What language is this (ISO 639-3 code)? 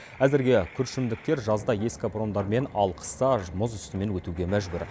kaz